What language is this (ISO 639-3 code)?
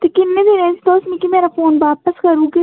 doi